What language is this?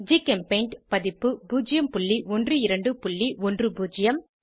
Tamil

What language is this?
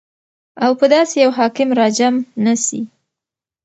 Pashto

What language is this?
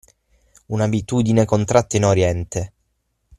Italian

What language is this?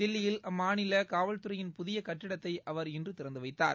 Tamil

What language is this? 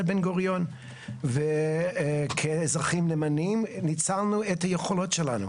Hebrew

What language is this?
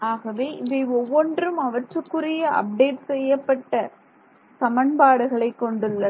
Tamil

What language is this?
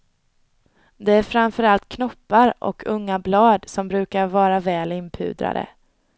Swedish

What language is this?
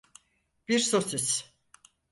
Turkish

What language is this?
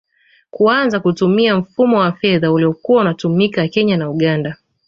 Swahili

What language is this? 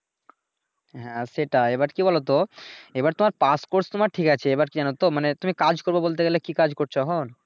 Bangla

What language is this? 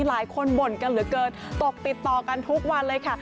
Thai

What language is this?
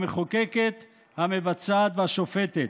Hebrew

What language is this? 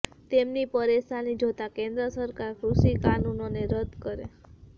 Gujarati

